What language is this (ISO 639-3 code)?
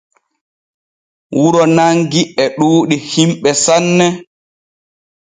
fue